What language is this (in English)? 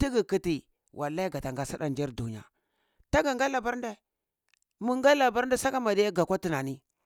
Cibak